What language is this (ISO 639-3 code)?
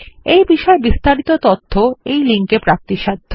ben